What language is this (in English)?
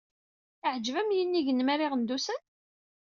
Kabyle